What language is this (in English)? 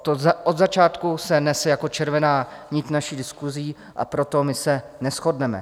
Czech